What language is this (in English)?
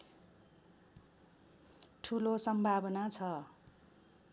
Nepali